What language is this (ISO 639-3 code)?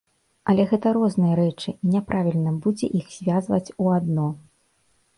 bel